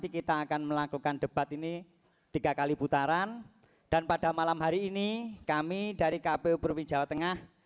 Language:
Indonesian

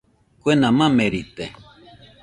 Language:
Nüpode Huitoto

